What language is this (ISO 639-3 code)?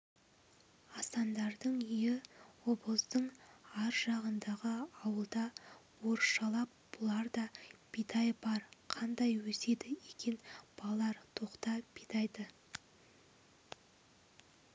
kaz